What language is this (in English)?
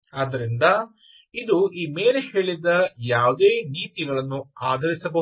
Kannada